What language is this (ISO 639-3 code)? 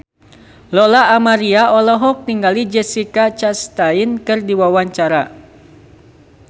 sun